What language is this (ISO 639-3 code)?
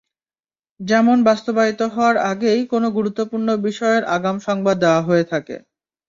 ben